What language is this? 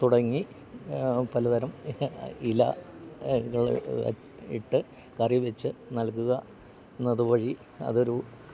Malayalam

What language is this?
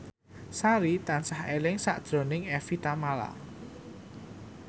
Javanese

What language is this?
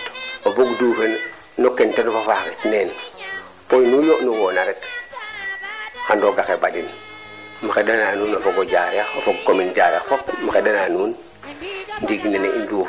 Serer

